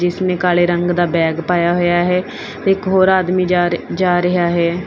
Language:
Punjabi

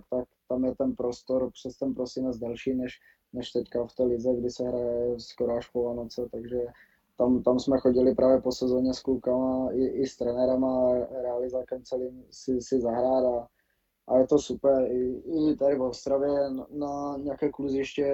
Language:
Czech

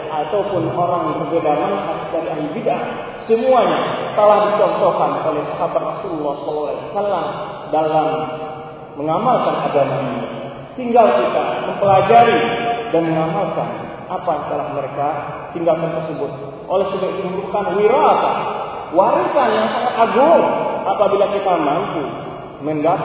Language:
Malay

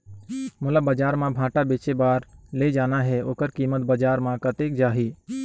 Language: Chhattisgarhi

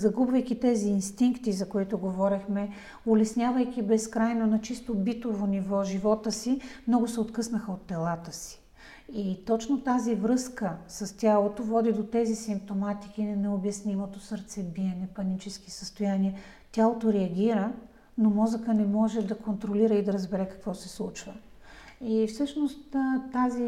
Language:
Bulgarian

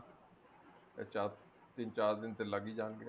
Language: Punjabi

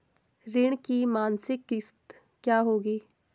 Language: Hindi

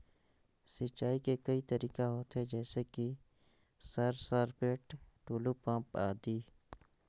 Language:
Chhattisgarhi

